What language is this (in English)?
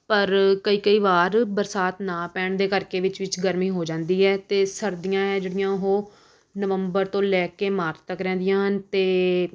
Punjabi